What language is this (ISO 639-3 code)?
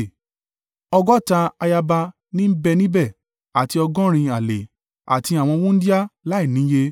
yor